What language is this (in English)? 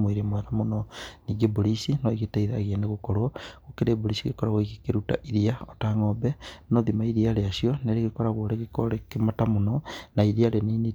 Kikuyu